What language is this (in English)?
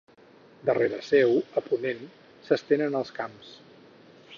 Catalan